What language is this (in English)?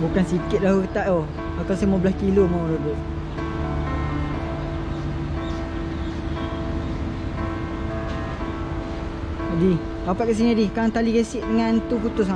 Malay